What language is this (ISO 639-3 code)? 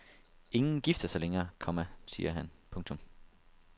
dan